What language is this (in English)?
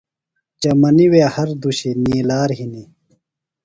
Phalura